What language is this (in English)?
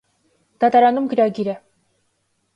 Armenian